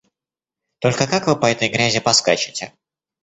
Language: Russian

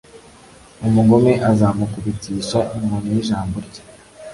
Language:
Kinyarwanda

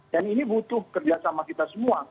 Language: Indonesian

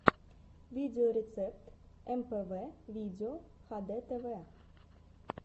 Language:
Russian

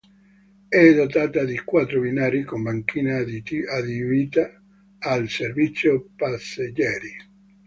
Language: Italian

